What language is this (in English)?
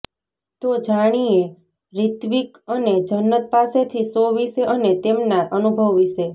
Gujarati